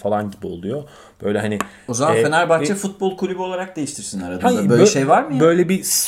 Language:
Turkish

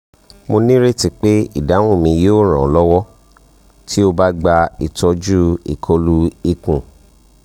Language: Yoruba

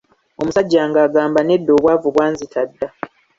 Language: Ganda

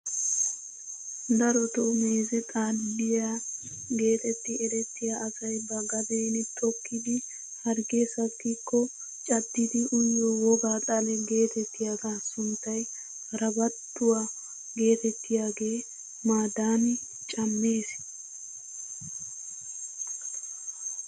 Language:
Wolaytta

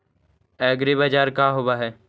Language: Magahi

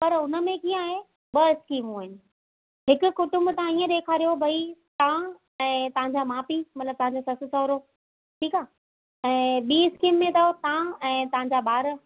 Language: Sindhi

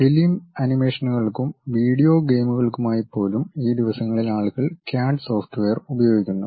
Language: Malayalam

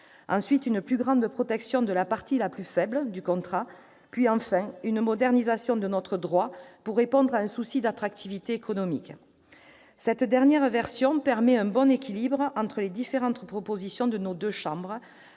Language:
French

